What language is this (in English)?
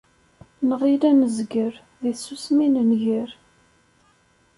Kabyle